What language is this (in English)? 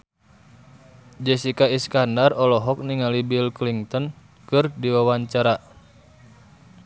Sundanese